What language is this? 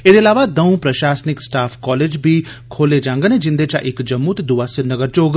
Dogri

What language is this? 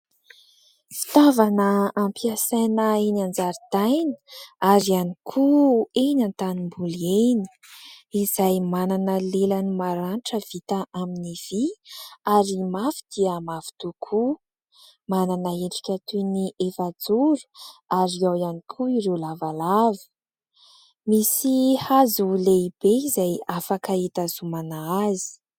Malagasy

